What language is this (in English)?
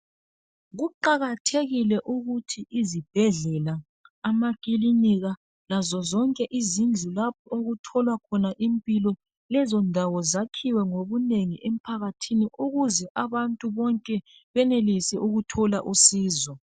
North Ndebele